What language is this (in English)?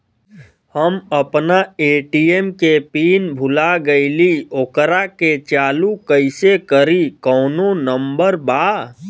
Bhojpuri